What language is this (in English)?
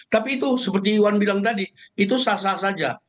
Indonesian